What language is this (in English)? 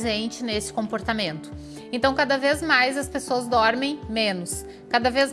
Portuguese